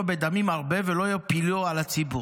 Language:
Hebrew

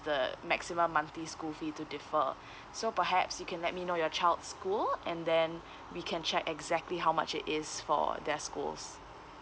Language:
English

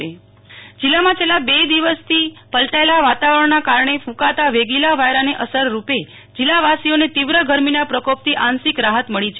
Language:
Gujarati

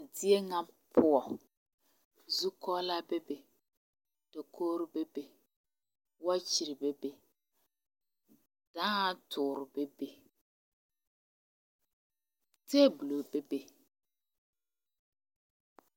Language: Southern Dagaare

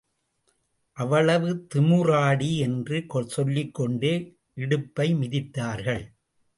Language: Tamil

